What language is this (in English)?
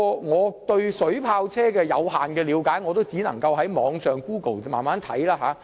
Cantonese